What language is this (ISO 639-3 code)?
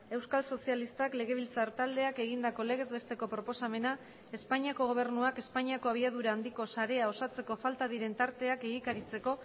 eus